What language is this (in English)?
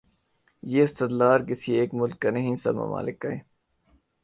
Urdu